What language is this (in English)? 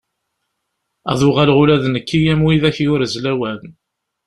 Kabyle